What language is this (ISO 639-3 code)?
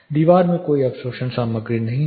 hin